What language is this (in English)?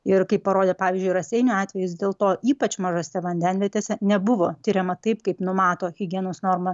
Lithuanian